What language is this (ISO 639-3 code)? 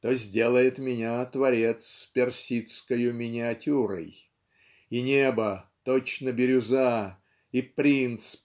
rus